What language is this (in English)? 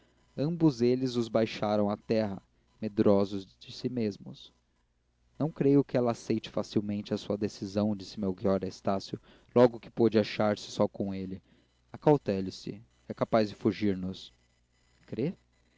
Portuguese